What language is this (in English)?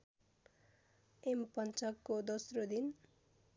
Nepali